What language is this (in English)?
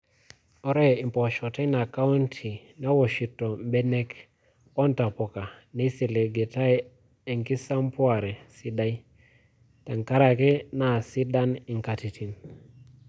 Masai